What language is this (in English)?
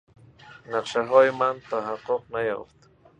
Persian